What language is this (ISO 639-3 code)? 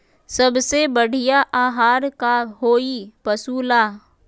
mag